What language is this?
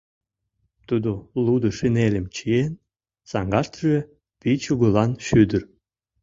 Mari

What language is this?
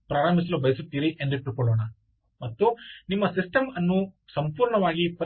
Kannada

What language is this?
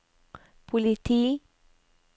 Norwegian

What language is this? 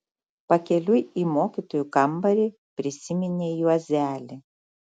Lithuanian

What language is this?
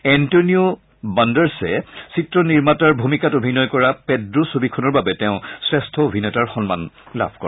Assamese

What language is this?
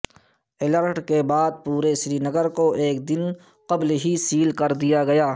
Urdu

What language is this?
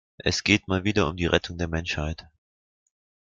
German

